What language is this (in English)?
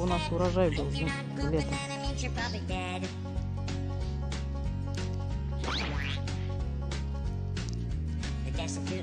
Russian